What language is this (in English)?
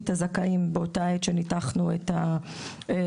Hebrew